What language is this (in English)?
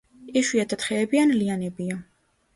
Georgian